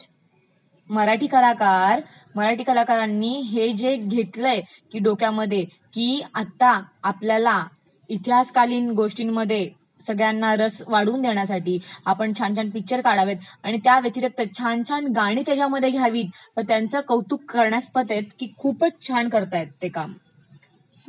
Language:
Marathi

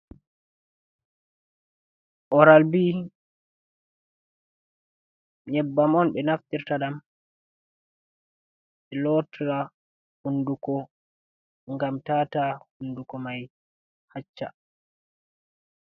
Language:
Fula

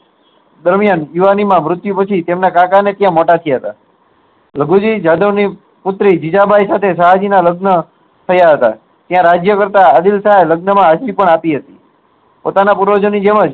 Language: Gujarati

